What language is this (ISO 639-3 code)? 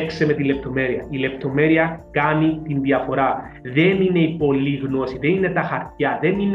ell